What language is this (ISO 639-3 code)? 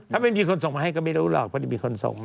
tha